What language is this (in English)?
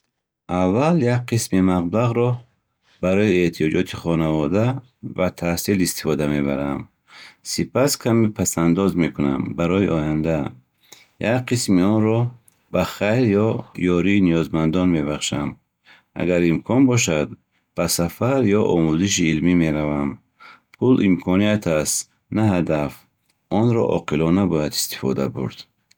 Bukharic